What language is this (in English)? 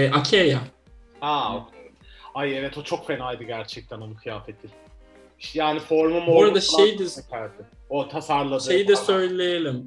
Turkish